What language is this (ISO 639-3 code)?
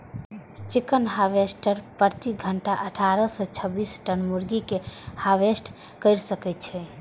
mai